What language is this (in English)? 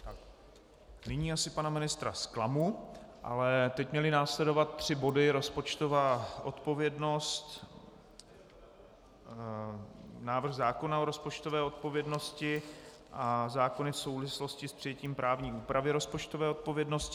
Czech